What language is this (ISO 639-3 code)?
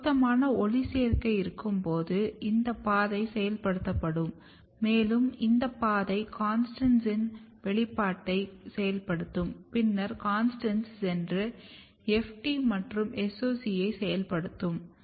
tam